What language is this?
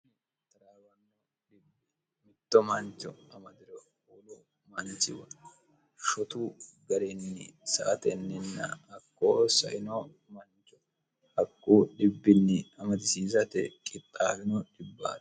Sidamo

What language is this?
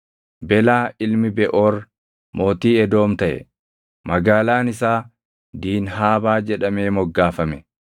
Oromo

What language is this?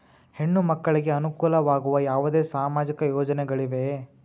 Kannada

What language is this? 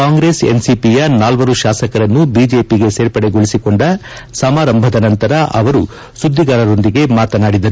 Kannada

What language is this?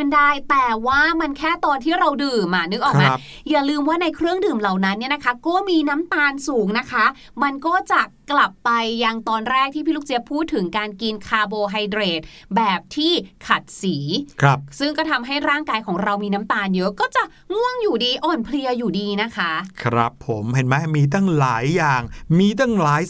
Thai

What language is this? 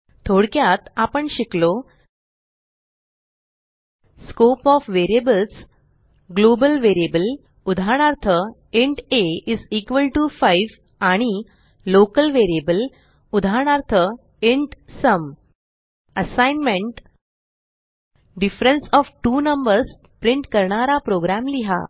Marathi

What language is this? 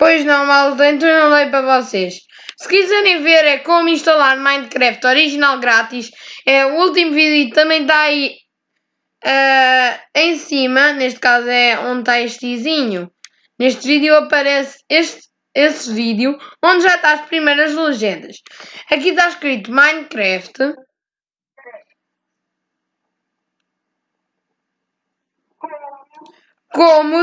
Portuguese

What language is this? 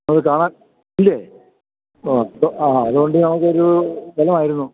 Malayalam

